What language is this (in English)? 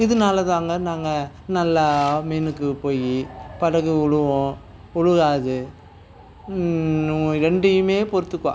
Tamil